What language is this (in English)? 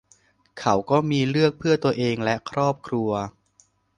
Thai